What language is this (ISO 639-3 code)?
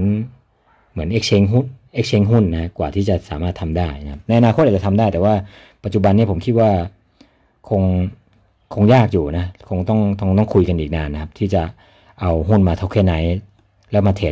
tha